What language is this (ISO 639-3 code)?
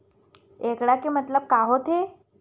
hne